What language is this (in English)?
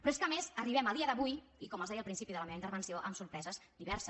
Catalan